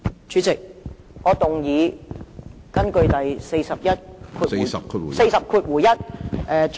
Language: Cantonese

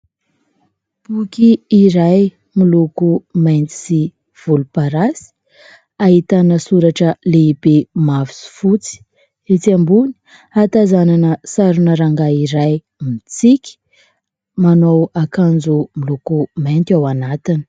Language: Malagasy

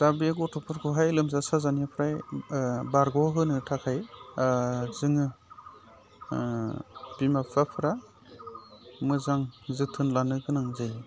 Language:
Bodo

